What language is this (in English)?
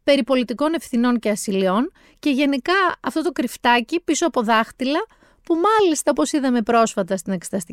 Greek